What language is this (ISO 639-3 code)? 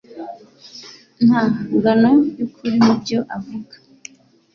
kin